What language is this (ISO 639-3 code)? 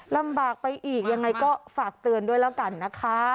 tha